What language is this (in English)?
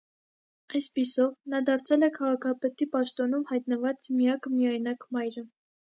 Armenian